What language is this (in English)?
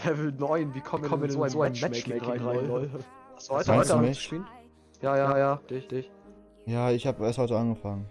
German